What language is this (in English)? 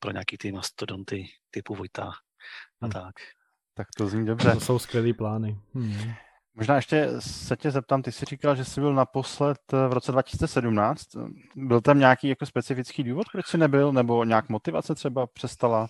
Czech